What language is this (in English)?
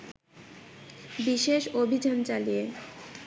Bangla